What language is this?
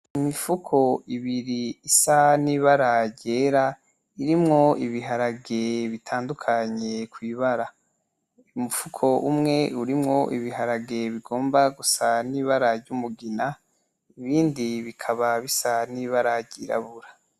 Rundi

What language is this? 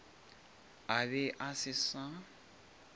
Northern Sotho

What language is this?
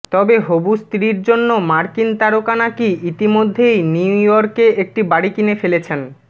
Bangla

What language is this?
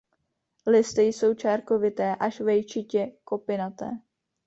Czech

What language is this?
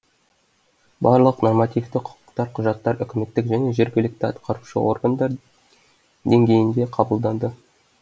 Kazakh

